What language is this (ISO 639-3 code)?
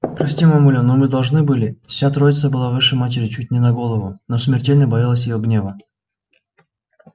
rus